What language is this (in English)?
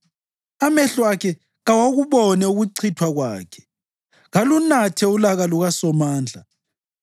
North Ndebele